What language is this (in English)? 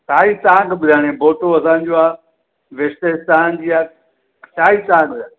Sindhi